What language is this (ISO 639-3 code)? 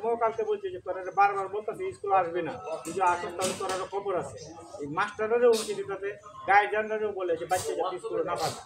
ben